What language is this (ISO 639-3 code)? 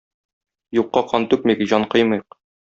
tat